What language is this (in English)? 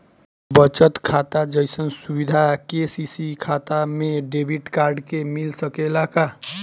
Bhojpuri